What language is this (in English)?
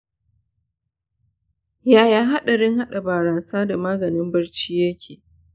Hausa